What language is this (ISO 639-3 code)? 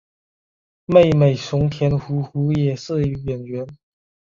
zho